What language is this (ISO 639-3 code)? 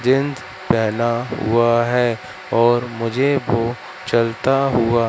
hin